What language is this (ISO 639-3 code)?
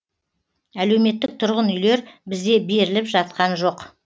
kaz